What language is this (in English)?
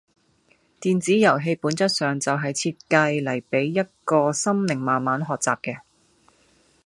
Cantonese